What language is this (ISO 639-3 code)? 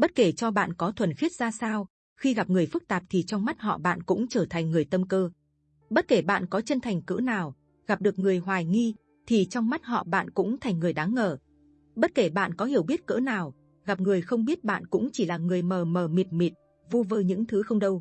vie